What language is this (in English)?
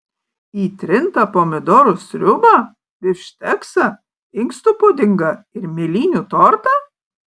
Lithuanian